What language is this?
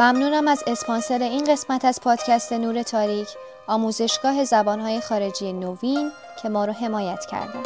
Persian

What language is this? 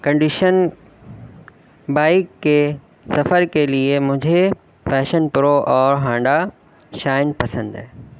Urdu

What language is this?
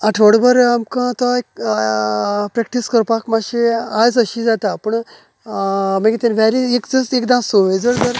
Konkani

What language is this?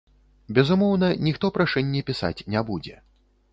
Belarusian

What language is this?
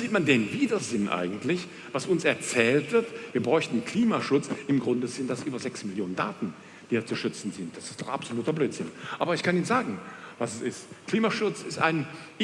German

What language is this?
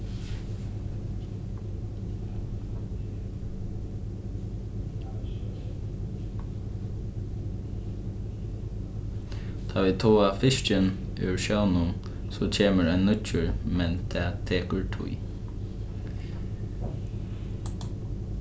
Faroese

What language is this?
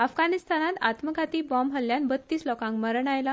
Konkani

